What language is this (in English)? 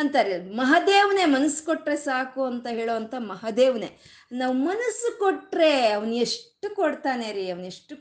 Kannada